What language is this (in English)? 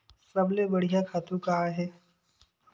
Chhattisgarhi